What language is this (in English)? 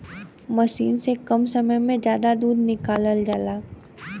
Bhojpuri